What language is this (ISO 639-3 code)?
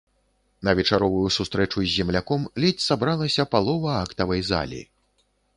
bel